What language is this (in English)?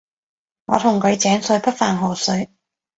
Cantonese